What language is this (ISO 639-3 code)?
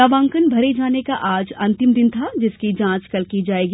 hin